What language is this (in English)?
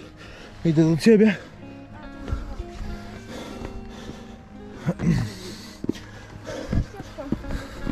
Polish